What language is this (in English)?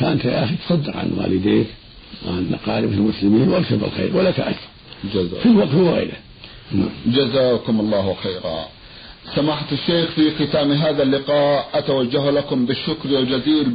Arabic